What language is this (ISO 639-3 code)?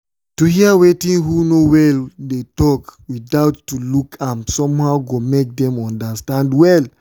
pcm